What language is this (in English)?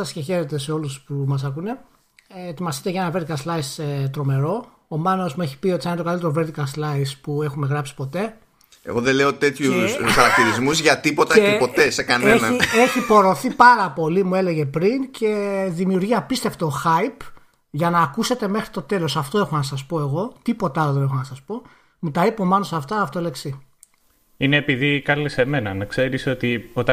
Greek